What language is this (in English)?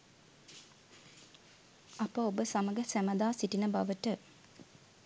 Sinhala